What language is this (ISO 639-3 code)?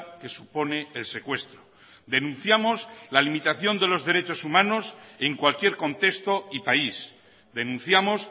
spa